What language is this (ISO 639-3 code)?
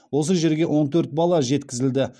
kaz